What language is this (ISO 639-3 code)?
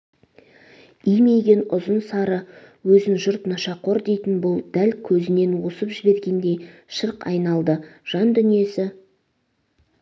kaz